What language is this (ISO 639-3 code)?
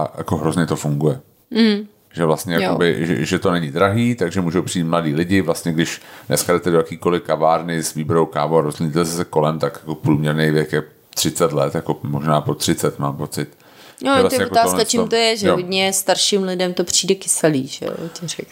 ces